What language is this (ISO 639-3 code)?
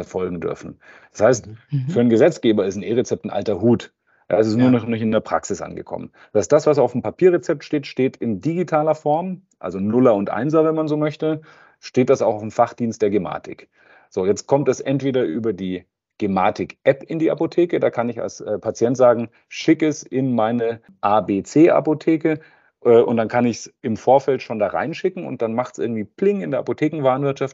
deu